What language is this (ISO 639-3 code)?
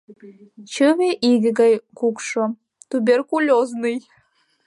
chm